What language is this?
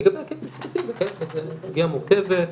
Hebrew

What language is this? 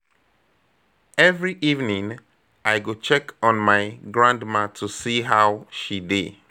Nigerian Pidgin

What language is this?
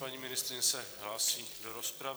Czech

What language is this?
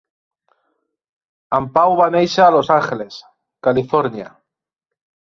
Catalan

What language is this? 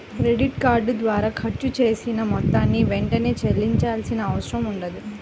Telugu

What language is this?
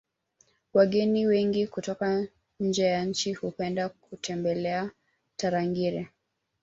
Swahili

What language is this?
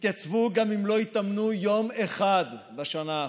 Hebrew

